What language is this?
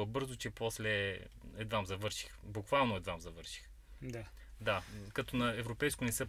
Bulgarian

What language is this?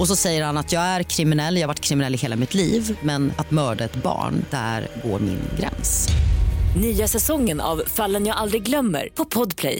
Swedish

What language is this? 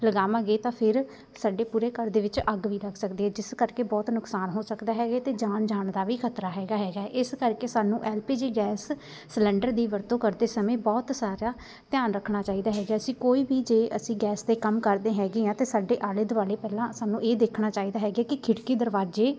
Punjabi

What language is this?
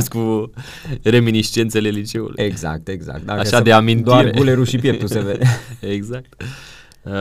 Romanian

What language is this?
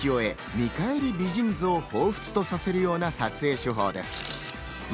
Japanese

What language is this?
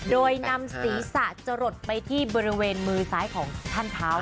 Thai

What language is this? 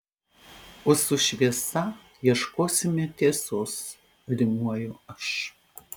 Lithuanian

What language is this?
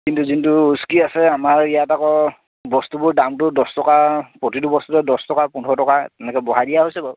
Assamese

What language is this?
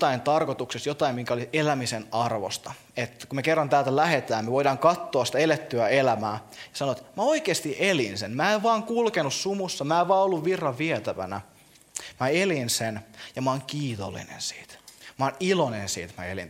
Finnish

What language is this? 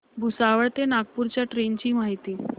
Marathi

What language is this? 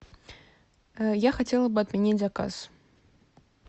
Russian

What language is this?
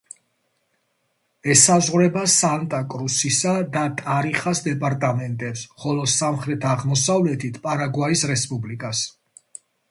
Georgian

